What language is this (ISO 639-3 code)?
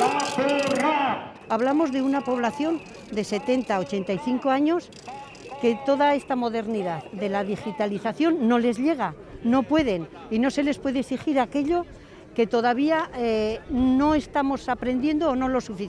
spa